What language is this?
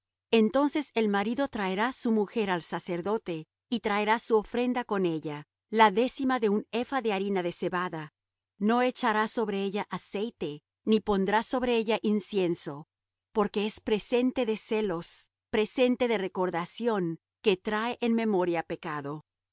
Spanish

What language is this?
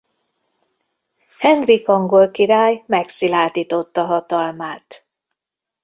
Hungarian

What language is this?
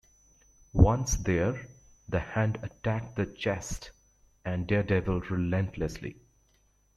English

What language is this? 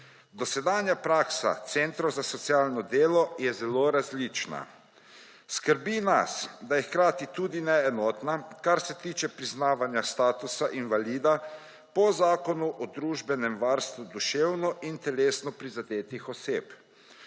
Slovenian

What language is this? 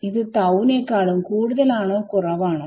Malayalam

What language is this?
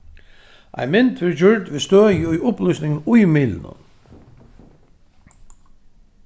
Faroese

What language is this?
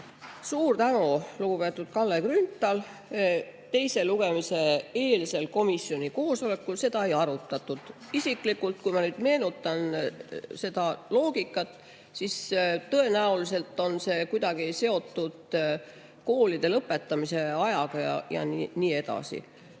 Estonian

